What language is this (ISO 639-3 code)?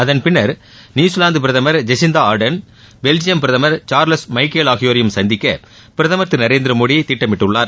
tam